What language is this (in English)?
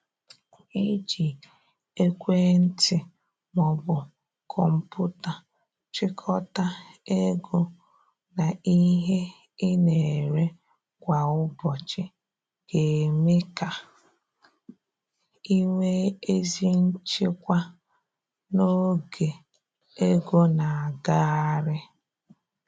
Igbo